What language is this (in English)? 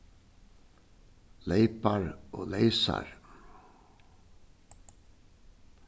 Faroese